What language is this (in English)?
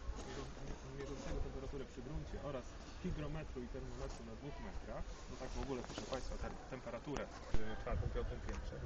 Polish